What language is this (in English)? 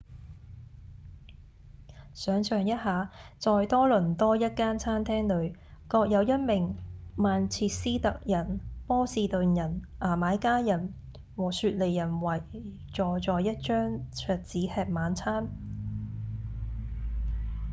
Cantonese